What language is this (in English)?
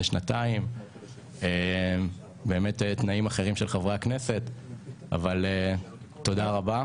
Hebrew